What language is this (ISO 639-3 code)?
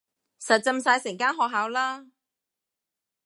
yue